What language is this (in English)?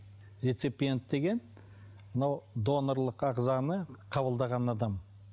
Kazakh